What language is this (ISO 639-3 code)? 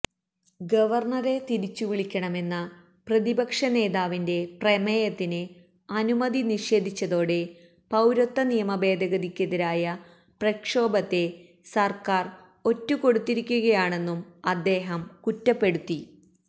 mal